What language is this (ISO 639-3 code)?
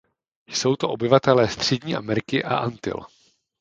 ces